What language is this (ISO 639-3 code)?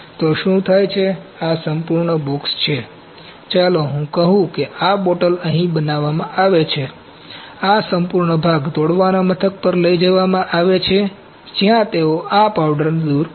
guj